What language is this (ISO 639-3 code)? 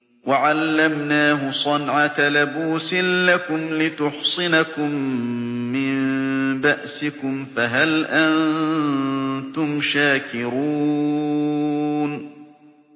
ara